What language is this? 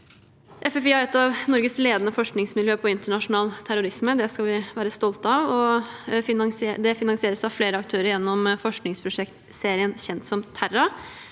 Norwegian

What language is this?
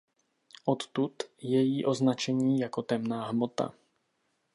Czech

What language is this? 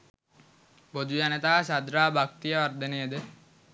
Sinhala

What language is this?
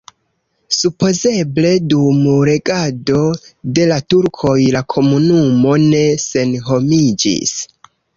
Esperanto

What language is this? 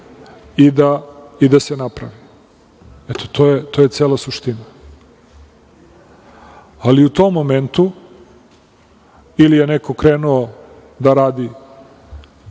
Serbian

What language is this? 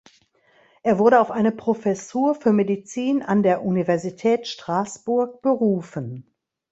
German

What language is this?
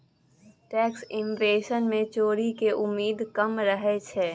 Maithili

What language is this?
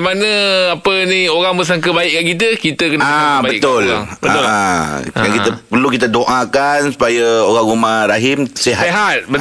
Malay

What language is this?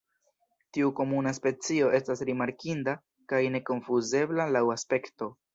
Esperanto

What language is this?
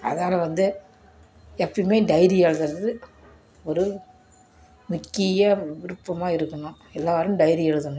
Tamil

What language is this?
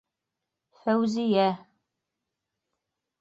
Bashkir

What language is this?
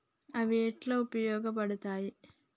Telugu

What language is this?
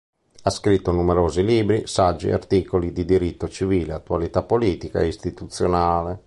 Italian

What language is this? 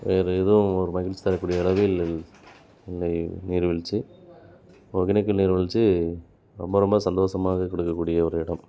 Tamil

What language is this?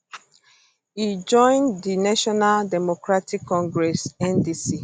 Nigerian Pidgin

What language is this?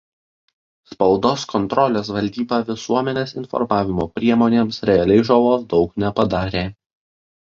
Lithuanian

